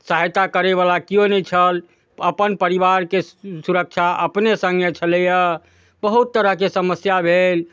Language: Maithili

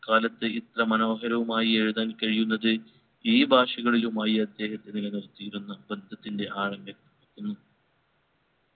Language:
Malayalam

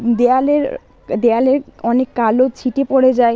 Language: Bangla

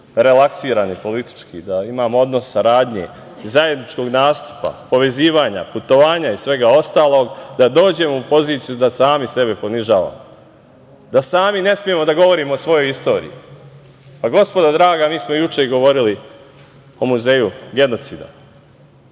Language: Serbian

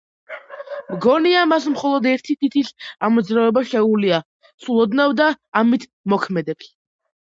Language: Georgian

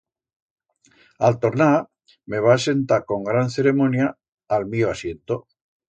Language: Aragonese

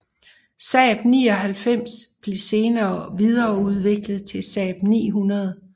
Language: Danish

